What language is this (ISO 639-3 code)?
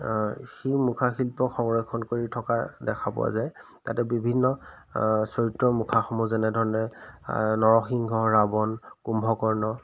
asm